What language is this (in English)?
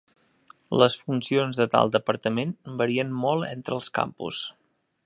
Catalan